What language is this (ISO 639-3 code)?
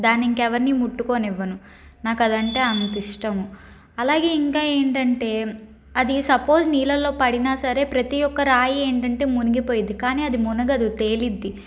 tel